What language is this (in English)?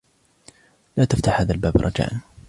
Arabic